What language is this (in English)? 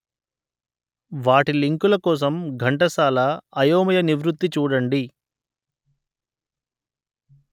Telugu